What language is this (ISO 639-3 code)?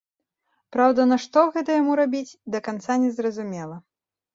bel